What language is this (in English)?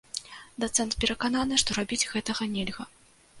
Belarusian